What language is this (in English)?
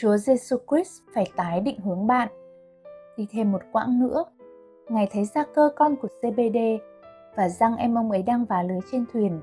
Vietnamese